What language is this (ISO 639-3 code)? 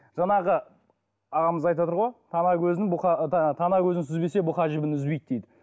kaz